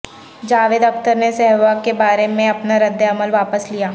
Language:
Urdu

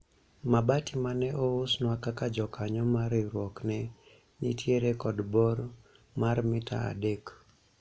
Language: Luo (Kenya and Tanzania)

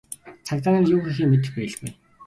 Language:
Mongolian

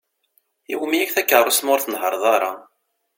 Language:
Kabyle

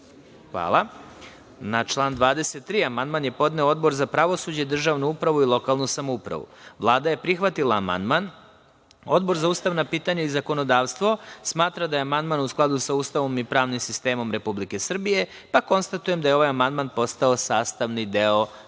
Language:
Serbian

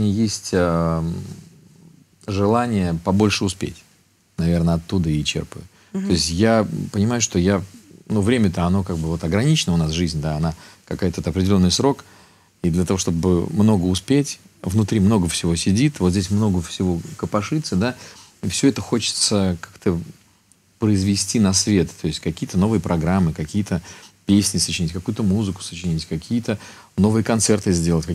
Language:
Russian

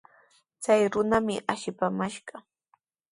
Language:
Sihuas Ancash Quechua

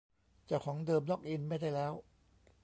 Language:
Thai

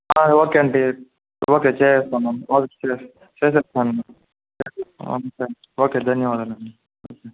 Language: Telugu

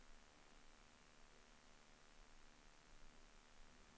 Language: Norwegian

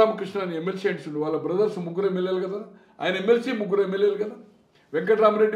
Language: Telugu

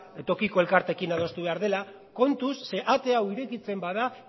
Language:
Basque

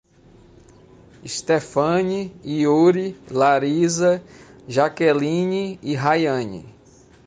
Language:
Portuguese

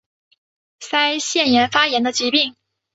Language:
Chinese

